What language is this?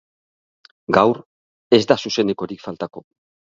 Basque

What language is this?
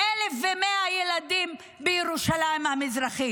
Hebrew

